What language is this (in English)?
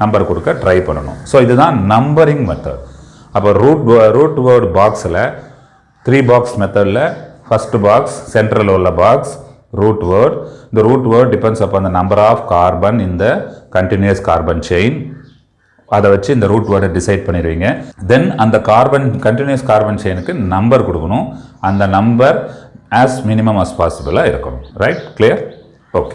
Tamil